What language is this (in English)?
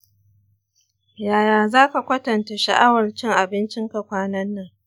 Hausa